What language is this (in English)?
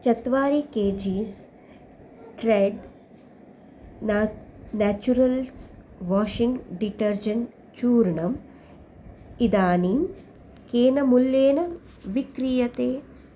Sanskrit